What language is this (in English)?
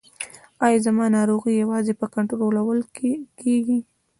Pashto